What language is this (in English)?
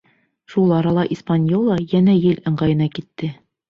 Bashkir